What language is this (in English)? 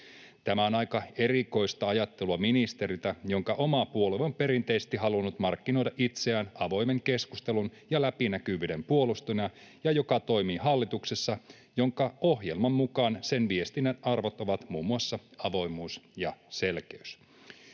Finnish